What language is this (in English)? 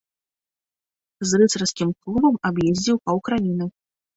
Belarusian